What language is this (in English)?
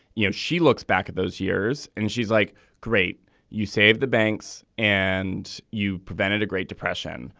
English